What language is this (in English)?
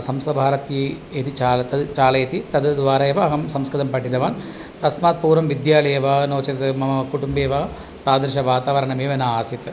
Sanskrit